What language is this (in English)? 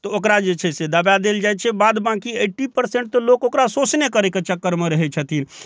Maithili